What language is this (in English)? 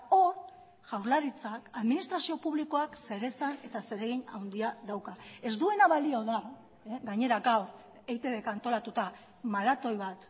Basque